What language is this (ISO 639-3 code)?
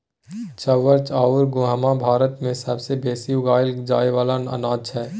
mai